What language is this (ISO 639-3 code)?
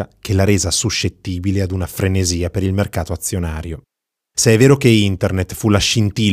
ita